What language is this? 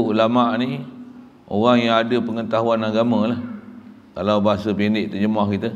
Malay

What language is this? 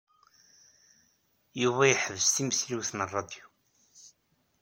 Kabyle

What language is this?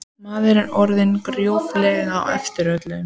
Icelandic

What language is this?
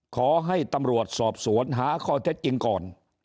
Thai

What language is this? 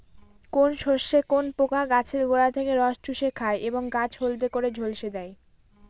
Bangla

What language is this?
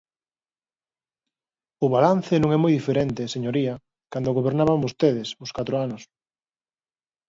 Galician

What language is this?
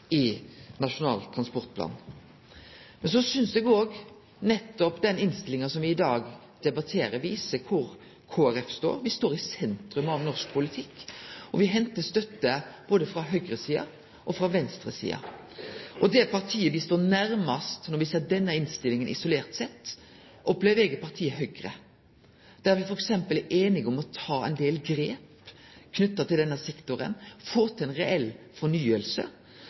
Norwegian Nynorsk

